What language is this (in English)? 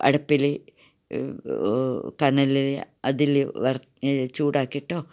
Malayalam